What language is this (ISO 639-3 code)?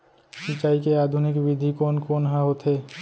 hne